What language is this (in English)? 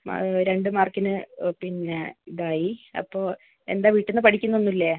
Malayalam